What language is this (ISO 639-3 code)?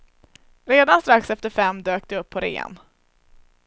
swe